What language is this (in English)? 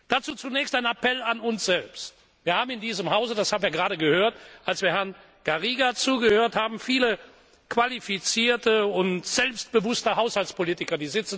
German